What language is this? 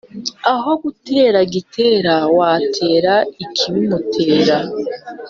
Kinyarwanda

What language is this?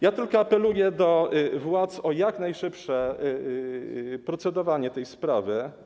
Polish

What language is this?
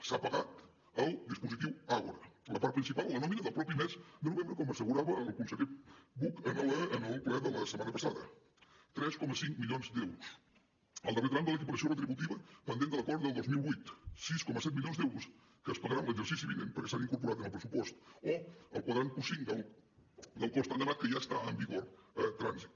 Catalan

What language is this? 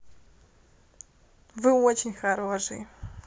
Russian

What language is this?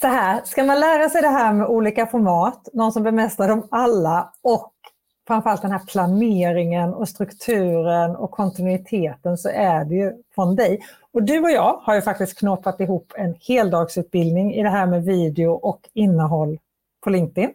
Swedish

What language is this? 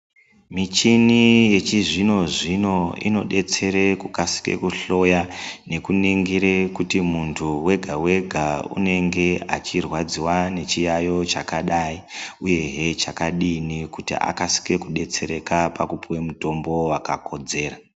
Ndau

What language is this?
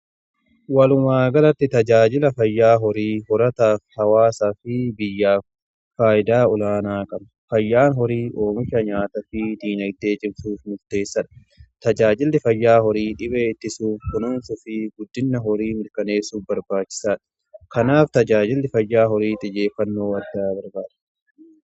Oromo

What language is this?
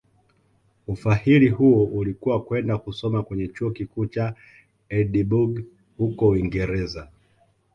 Swahili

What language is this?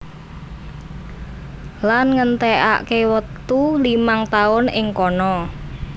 Javanese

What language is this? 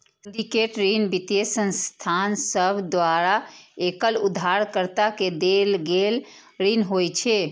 Maithili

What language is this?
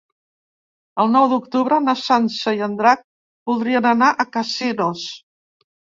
Catalan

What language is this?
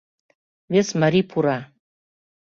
Mari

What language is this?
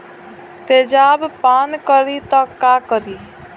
Bhojpuri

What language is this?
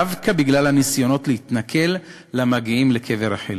Hebrew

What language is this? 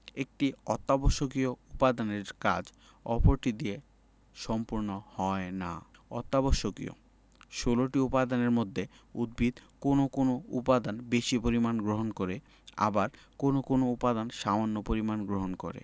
Bangla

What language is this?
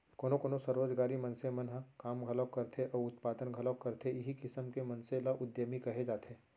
Chhattisgarhi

